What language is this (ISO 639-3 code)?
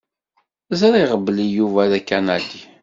kab